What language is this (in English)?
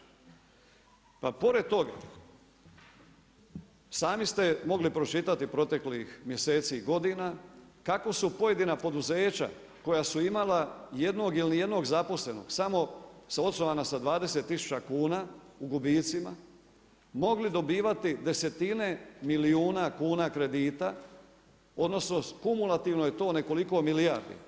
Croatian